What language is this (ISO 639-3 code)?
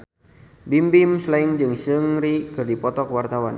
sun